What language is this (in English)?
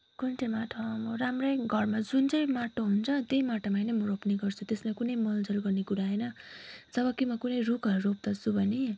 Nepali